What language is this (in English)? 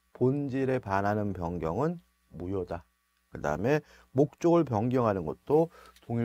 Korean